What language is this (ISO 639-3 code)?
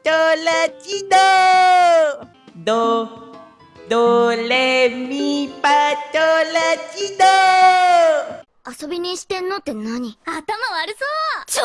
jpn